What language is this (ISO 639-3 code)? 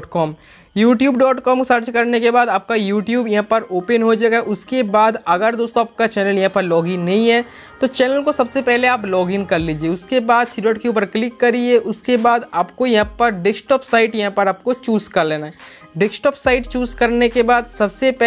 hin